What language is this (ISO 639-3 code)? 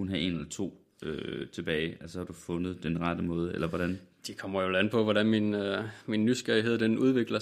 dan